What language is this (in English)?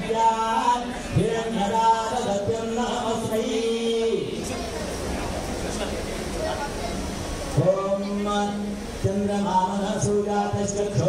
Kannada